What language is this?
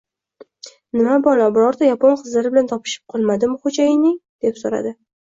Uzbek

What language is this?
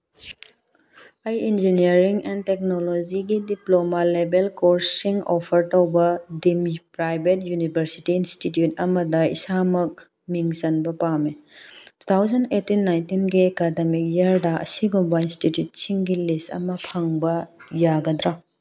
Manipuri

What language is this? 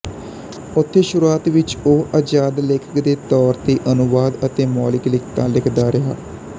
Punjabi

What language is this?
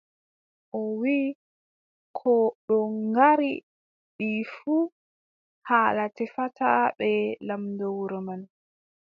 Adamawa Fulfulde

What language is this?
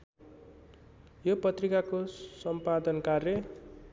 Nepali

